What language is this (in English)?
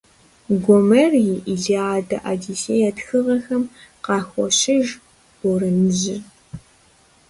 Kabardian